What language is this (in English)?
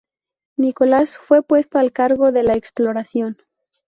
Spanish